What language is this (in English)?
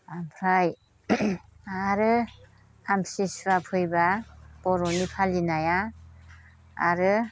Bodo